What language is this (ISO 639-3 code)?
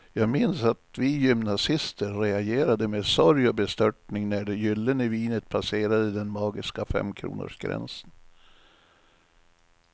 swe